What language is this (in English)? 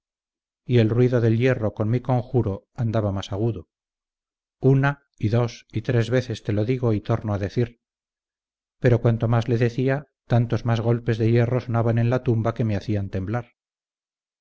Spanish